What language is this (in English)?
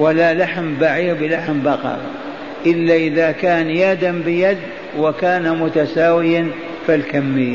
Arabic